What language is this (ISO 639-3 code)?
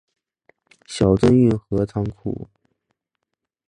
zho